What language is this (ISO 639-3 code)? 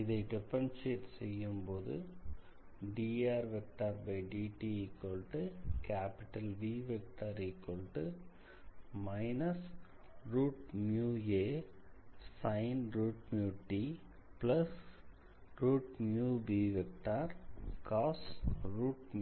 tam